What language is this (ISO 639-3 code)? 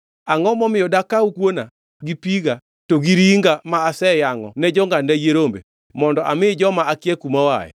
luo